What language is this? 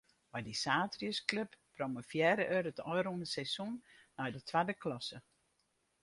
Western Frisian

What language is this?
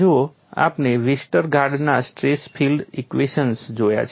Gujarati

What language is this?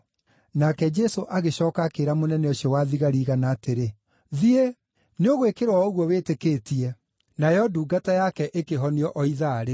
Kikuyu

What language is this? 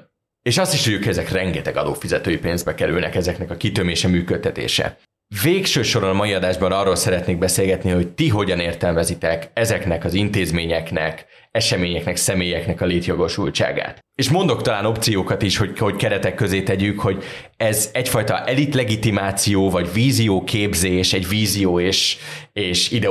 Hungarian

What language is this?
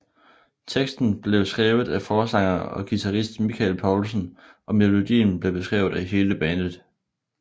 Danish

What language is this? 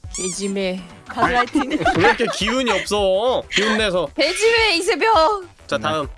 Korean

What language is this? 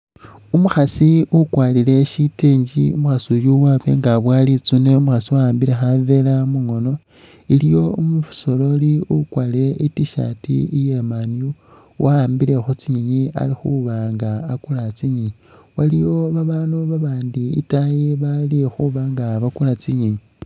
Masaaba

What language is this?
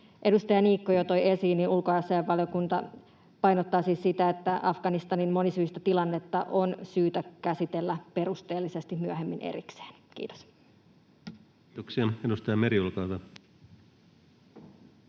Finnish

